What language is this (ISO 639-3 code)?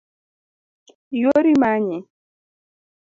luo